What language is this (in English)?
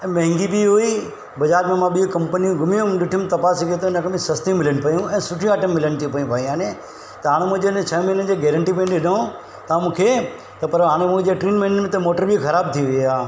Sindhi